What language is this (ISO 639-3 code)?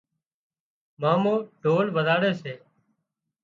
kxp